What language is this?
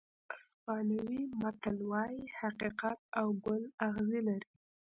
Pashto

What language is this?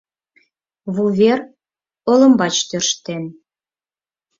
Mari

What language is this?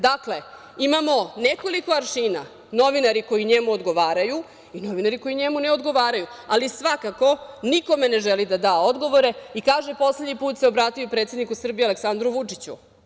Serbian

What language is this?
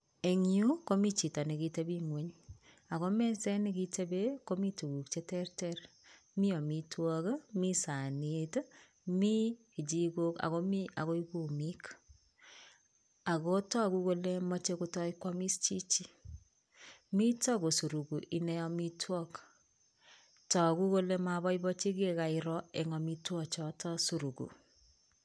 Kalenjin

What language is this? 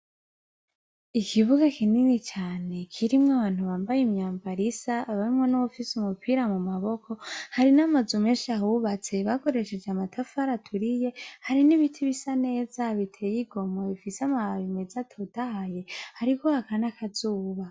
Rundi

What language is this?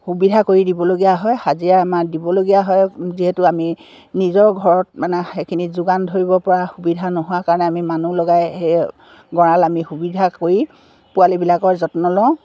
Assamese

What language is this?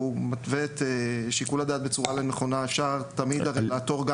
Hebrew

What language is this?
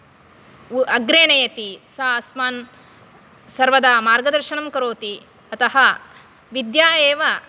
Sanskrit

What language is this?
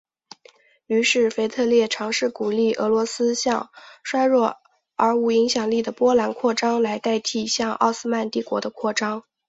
Chinese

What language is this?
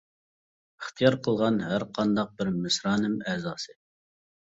Uyghur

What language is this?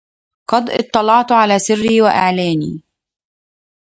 Arabic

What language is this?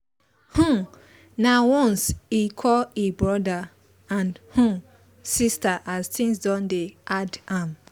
Nigerian Pidgin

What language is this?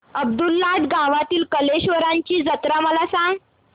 Marathi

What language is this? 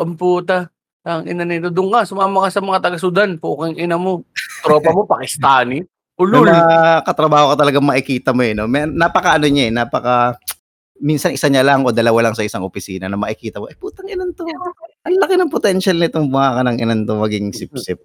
Filipino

